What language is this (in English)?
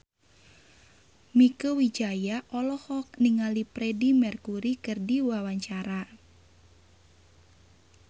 Sundanese